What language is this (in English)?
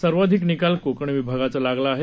Marathi